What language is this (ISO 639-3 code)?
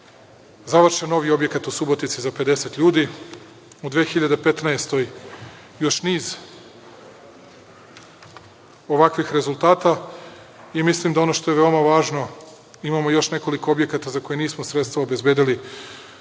srp